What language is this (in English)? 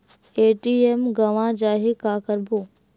Chhattisgarhi